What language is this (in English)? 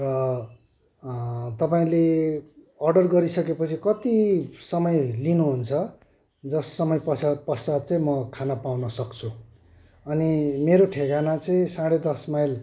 Nepali